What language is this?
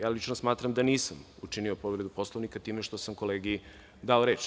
Serbian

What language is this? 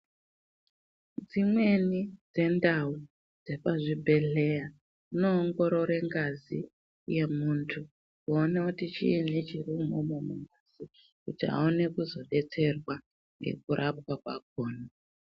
Ndau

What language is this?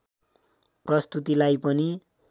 Nepali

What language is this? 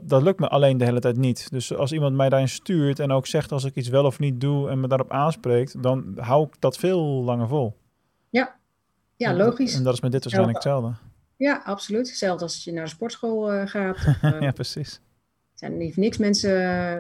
Dutch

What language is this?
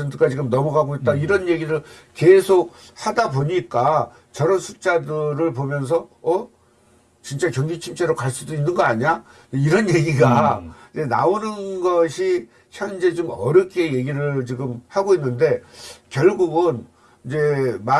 Korean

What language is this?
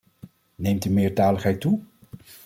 Dutch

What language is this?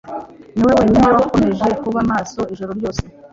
Kinyarwanda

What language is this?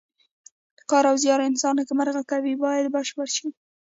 Pashto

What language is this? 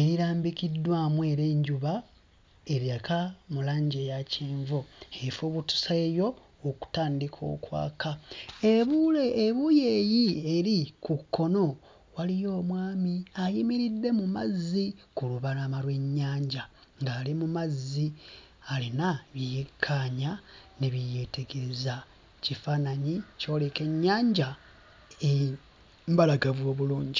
Ganda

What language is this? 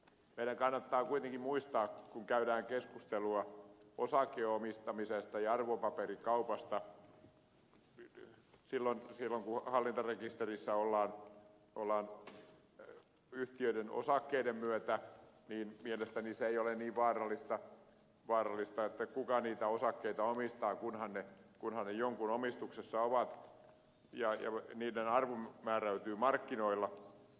Finnish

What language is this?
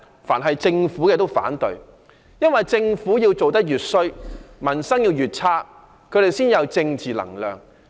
Cantonese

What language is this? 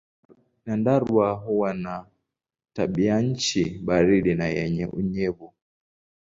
Swahili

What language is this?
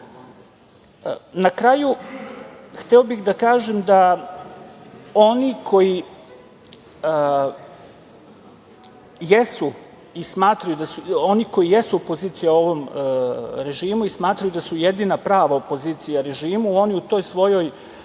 Serbian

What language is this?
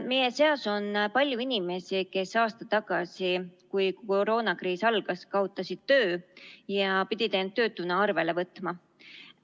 Estonian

